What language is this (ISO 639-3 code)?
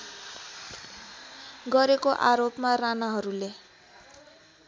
nep